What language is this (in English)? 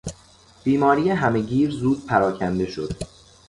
Persian